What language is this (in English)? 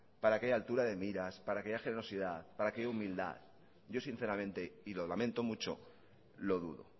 Spanish